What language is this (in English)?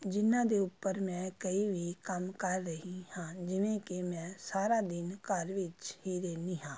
Punjabi